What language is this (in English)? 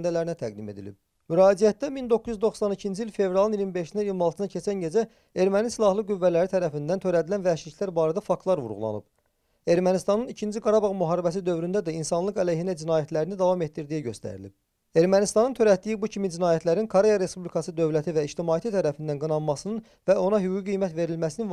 Turkish